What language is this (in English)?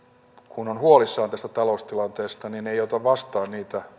Finnish